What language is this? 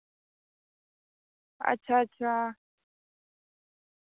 Dogri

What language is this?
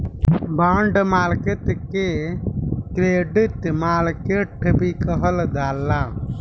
Bhojpuri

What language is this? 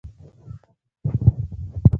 Pashto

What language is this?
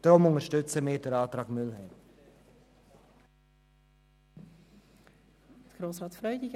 Swiss German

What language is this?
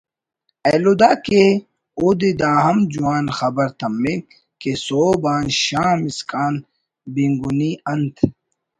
Brahui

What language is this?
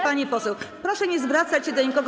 Polish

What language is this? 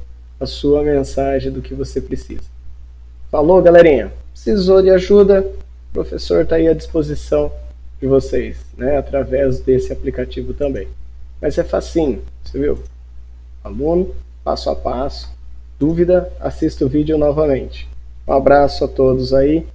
Portuguese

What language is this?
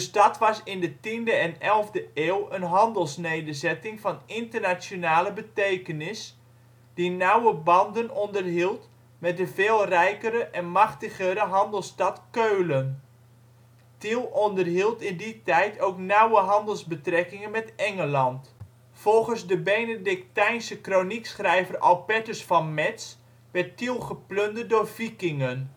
Dutch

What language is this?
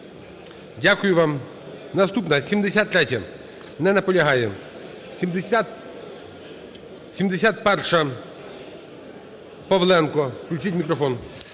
Ukrainian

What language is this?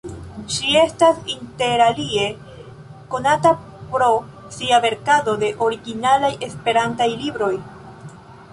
Esperanto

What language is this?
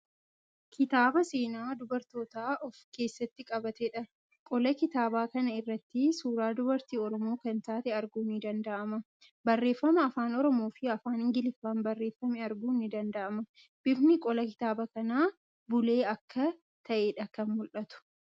Oromo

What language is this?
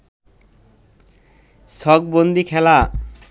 Bangla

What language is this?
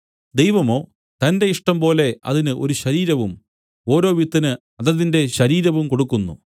Malayalam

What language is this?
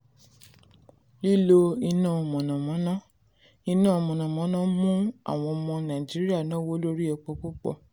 Yoruba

